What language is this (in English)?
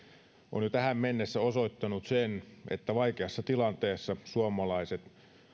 Finnish